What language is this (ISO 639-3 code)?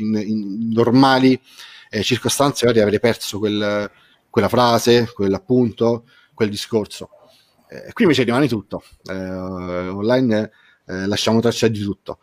ita